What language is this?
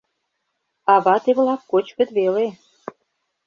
Mari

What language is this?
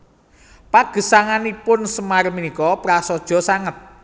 Javanese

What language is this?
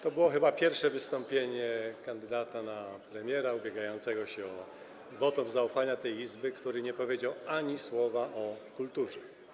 Polish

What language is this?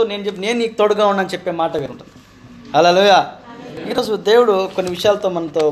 Telugu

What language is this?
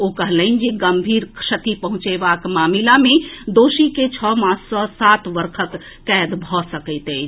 Maithili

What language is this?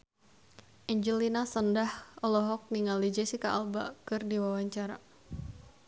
Sundanese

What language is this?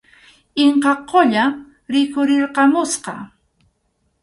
Arequipa-La Unión Quechua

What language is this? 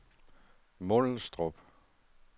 Danish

